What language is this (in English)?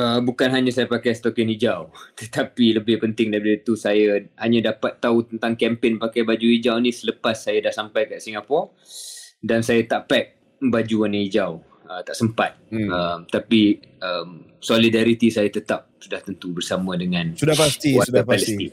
Malay